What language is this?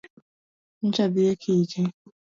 Luo (Kenya and Tanzania)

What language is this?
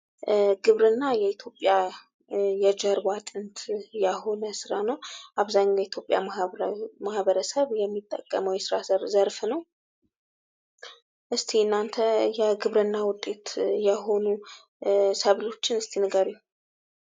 Amharic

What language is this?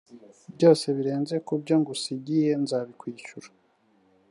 Kinyarwanda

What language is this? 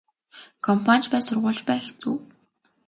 Mongolian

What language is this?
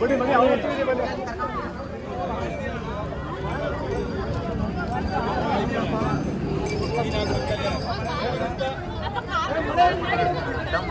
Arabic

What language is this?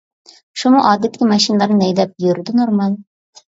Uyghur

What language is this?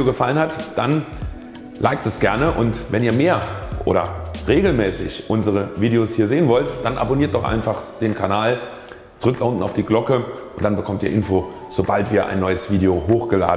German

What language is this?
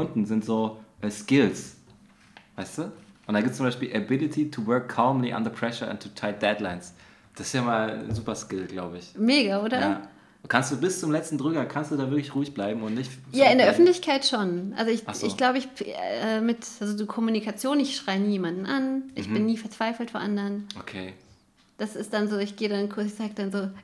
German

